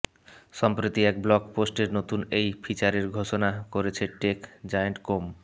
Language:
Bangla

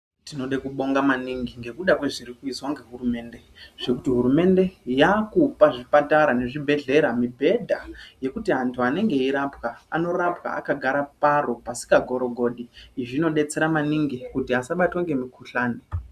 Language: Ndau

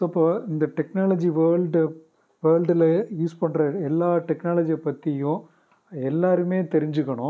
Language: Tamil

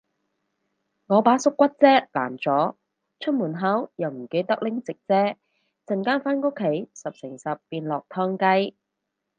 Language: Cantonese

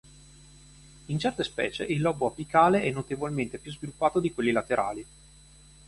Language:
Italian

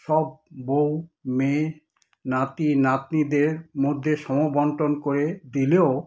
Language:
Bangla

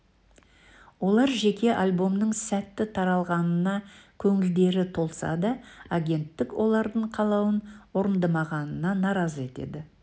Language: Kazakh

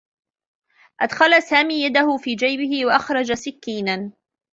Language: Arabic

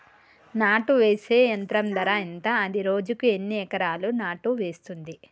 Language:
Telugu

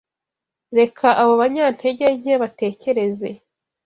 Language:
Kinyarwanda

